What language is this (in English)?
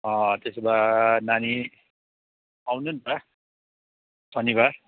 Nepali